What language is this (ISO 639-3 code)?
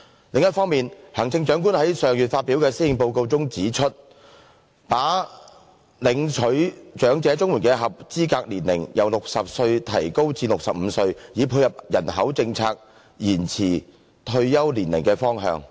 yue